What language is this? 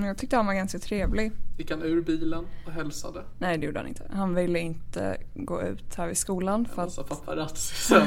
Swedish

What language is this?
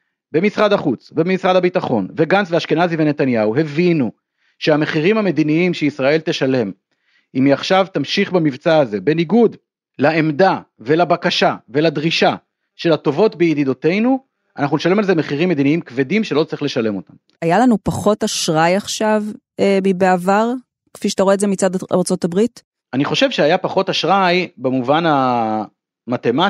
Hebrew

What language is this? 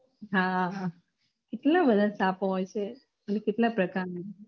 Gujarati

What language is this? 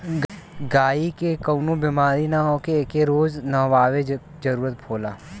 Bhojpuri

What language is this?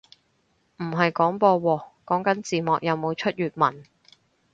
Cantonese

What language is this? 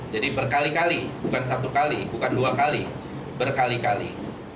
Indonesian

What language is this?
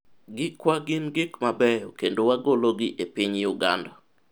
Luo (Kenya and Tanzania)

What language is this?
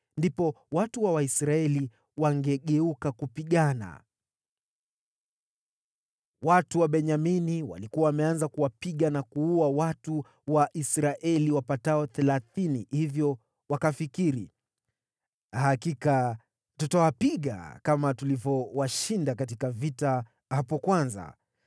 Swahili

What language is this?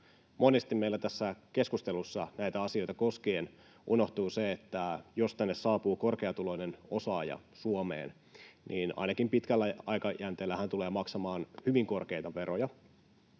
Finnish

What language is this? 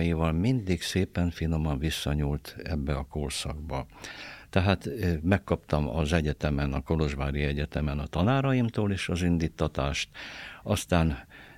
Hungarian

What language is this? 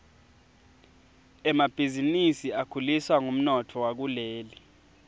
Swati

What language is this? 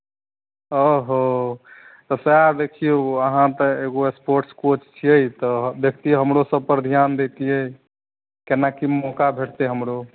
Maithili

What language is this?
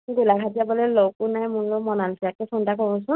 Assamese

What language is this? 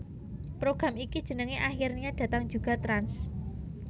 Javanese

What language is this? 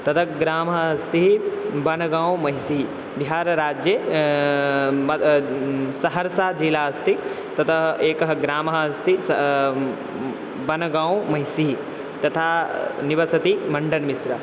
Sanskrit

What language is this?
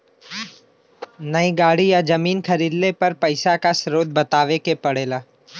Bhojpuri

